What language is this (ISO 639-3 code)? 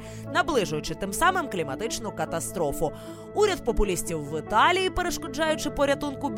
ukr